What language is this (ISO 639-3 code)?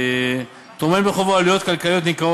heb